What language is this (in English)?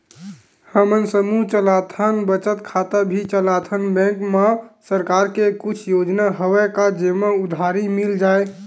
Chhattisgarhi